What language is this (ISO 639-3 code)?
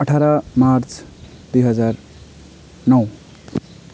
nep